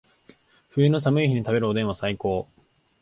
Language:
Japanese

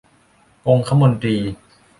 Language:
Thai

